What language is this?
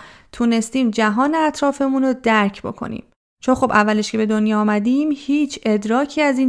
Persian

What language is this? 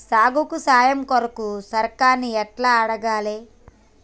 Telugu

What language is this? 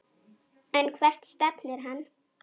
Icelandic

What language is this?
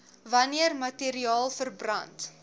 Afrikaans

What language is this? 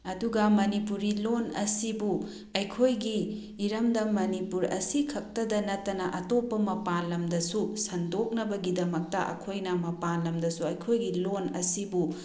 Manipuri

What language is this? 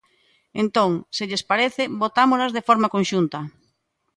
Galician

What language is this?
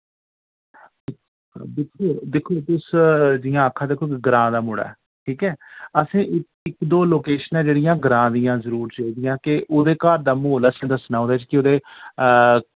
Dogri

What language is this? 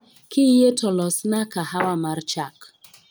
Luo (Kenya and Tanzania)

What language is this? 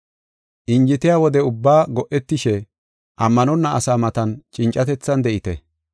Gofa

